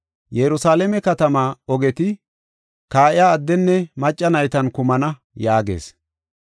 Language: Gofa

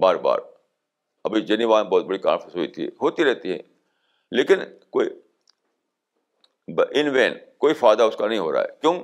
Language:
Urdu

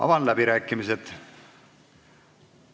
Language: Estonian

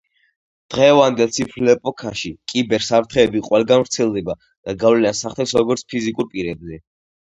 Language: Georgian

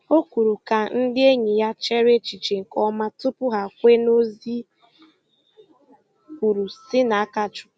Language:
Igbo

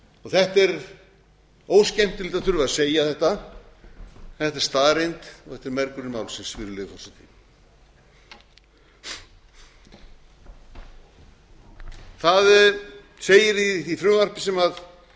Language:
Icelandic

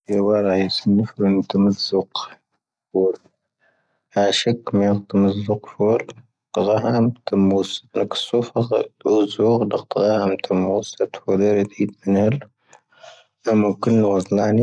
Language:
Tahaggart Tamahaq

